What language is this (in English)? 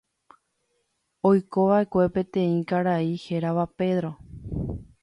Guarani